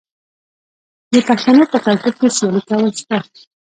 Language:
Pashto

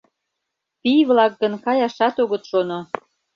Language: Mari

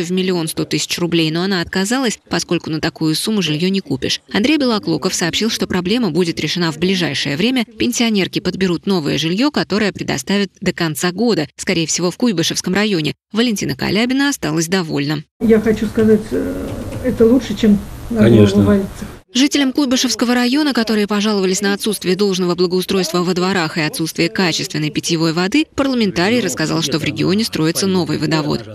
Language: Russian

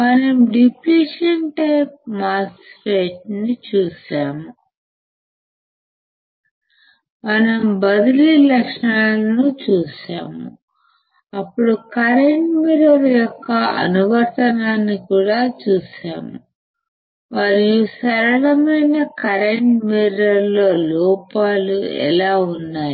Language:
Telugu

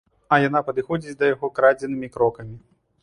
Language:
Belarusian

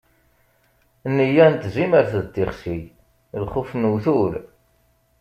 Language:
Kabyle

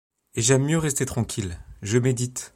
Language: French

